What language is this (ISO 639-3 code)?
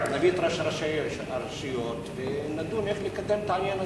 heb